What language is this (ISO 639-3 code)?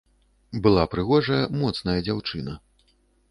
bel